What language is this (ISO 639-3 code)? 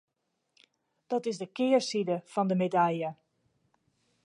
fry